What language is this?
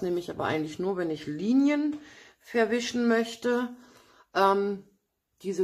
German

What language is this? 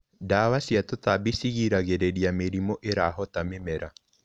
Kikuyu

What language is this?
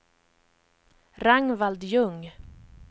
Swedish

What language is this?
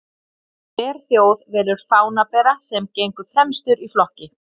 Icelandic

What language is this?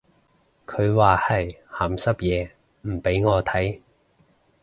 Cantonese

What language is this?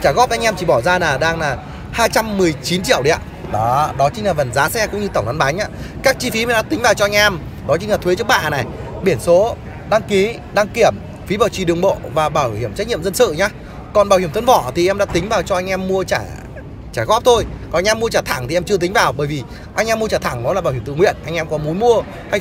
Vietnamese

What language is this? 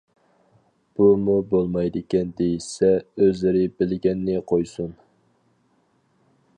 Uyghur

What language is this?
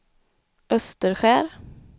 Swedish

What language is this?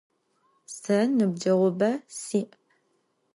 Adyghe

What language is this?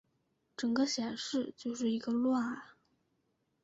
Chinese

